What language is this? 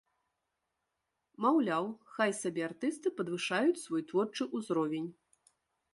Belarusian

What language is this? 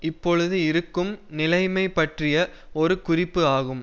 Tamil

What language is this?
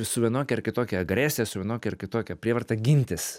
Lithuanian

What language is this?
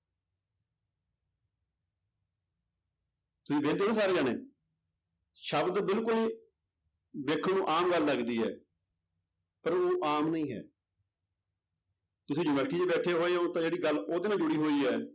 Punjabi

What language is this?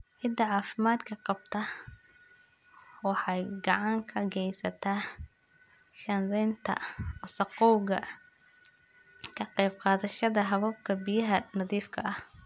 Somali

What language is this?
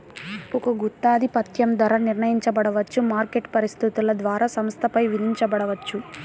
Telugu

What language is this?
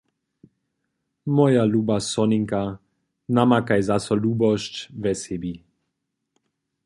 Upper Sorbian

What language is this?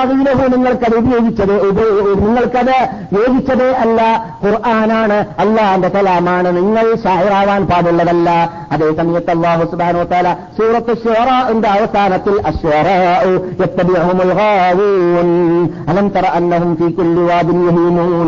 Malayalam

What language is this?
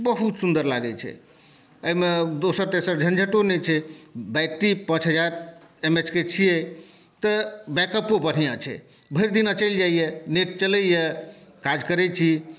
Maithili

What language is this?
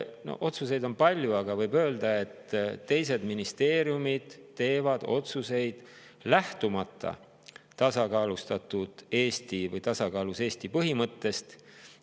Estonian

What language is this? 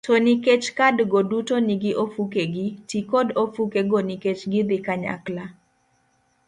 Luo (Kenya and Tanzania)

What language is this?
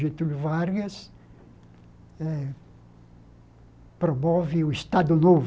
Portuguese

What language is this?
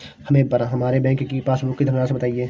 Hindi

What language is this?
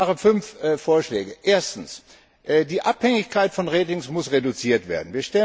German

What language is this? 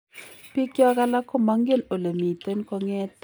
Kalenjin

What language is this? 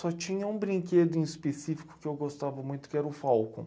Portuguese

